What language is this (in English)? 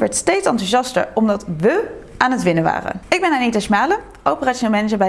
Dutch